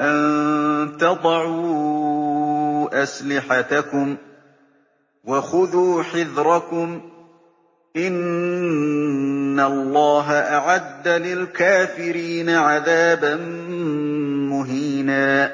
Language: Arabic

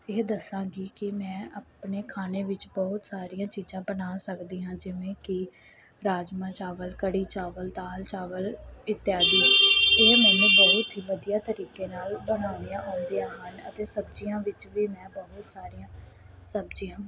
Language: Punjabi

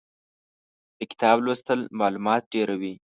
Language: Pashto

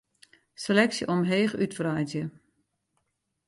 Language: Western Frisian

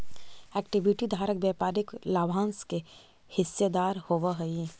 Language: Magahi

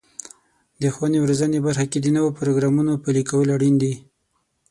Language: Pashto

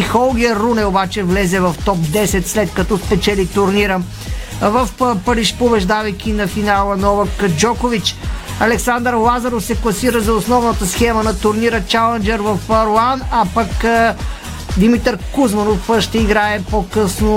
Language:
Bulgarian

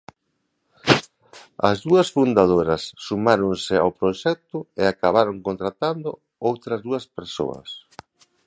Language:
Galician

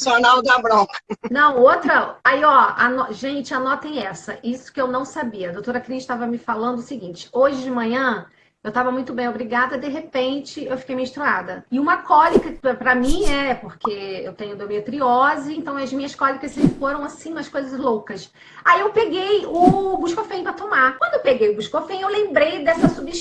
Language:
Portuguese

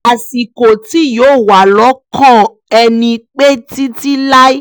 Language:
Yoruba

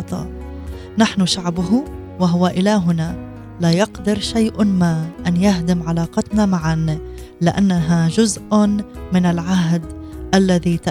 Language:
Arabic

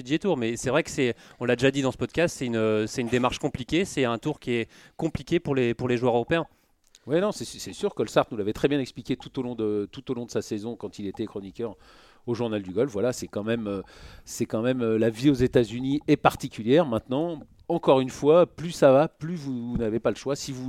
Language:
French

